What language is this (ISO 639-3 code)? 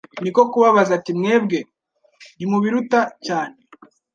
kin